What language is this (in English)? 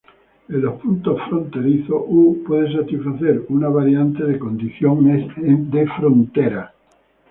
Spanish